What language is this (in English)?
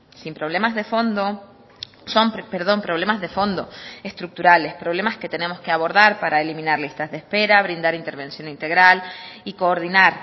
Spanish